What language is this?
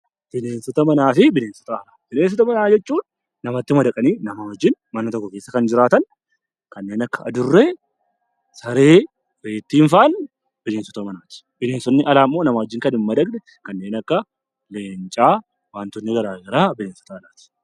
Oromo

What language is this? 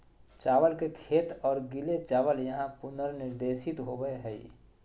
Magahi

